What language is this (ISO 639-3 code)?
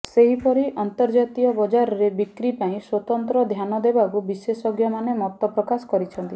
ori